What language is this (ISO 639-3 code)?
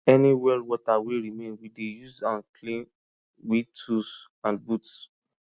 pcm